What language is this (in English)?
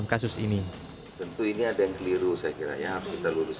Indonesian